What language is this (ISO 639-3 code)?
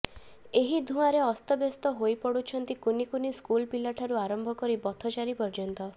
ori